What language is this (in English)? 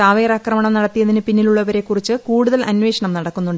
Malayalam